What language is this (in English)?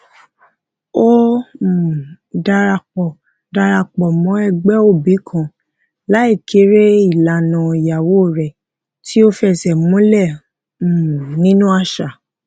Yoruba